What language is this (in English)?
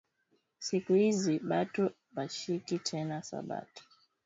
Swahili